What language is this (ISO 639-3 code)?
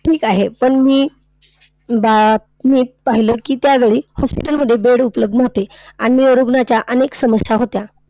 mar